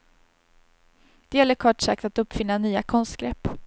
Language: Swedish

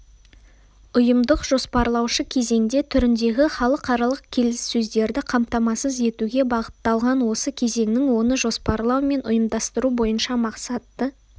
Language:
Kazakh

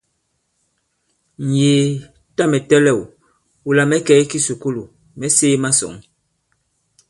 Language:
Bankon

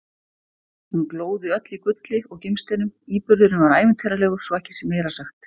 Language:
Icelandic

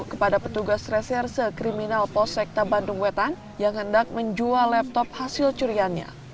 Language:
Indonesian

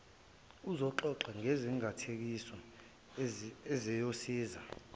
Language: Zulu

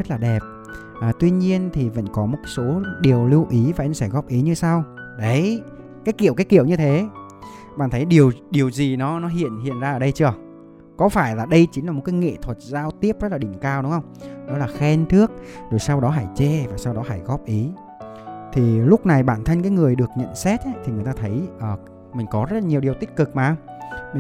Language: Vietnamese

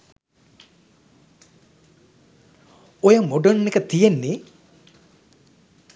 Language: Sinhala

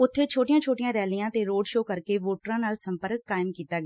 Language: Punjabi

